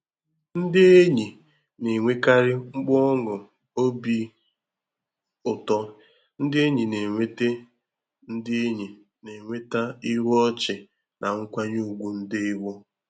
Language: Igbo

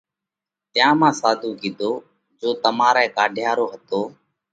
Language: Parkari Koli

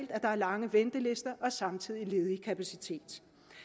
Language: Danish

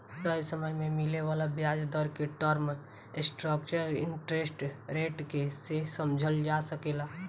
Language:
Bhojpuri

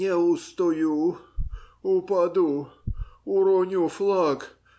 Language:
Russian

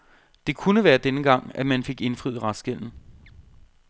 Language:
Danish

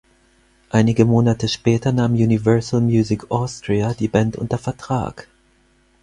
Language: German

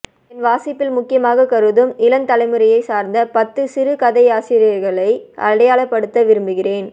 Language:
Tamil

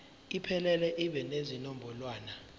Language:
Zulu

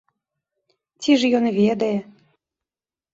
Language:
Belarusian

